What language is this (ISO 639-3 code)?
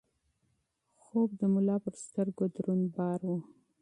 pus